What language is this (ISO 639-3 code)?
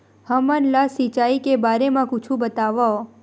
hne